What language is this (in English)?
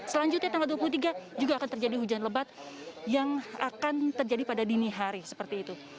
Indonesian